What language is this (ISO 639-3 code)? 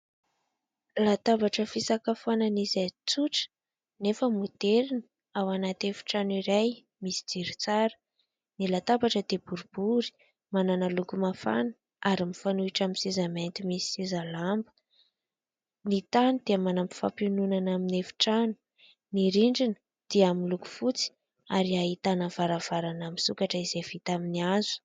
mlg